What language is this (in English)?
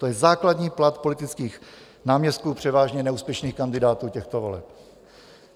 Czech